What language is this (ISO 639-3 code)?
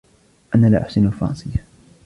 ara